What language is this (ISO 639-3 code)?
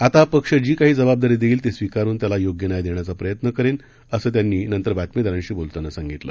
mar